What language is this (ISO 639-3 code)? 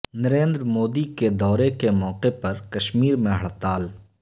urd